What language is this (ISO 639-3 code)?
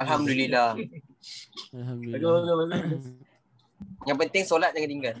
msa